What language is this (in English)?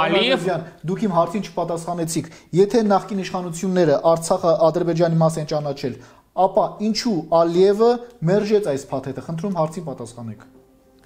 Romanian